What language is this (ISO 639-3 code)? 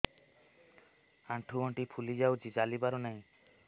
ori